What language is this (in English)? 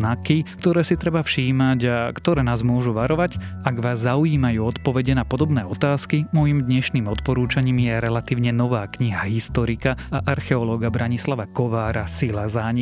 Slovak